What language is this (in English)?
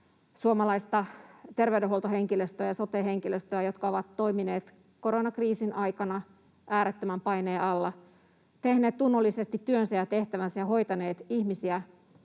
Finnish